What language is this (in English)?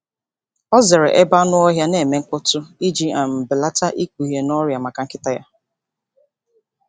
Igbo